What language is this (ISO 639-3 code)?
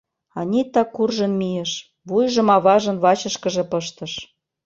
chm